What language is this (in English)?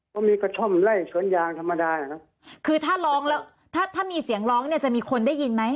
Thai